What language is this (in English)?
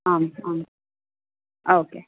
Sanskrit